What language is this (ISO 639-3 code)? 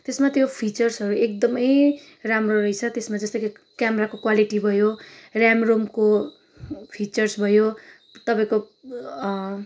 nep